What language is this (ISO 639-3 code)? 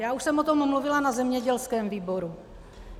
ces